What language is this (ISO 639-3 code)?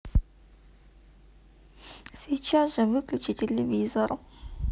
rus